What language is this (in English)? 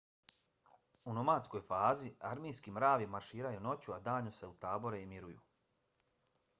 Bosnian